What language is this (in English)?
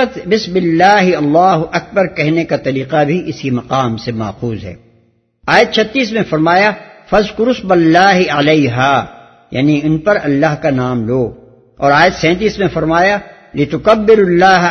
Urdu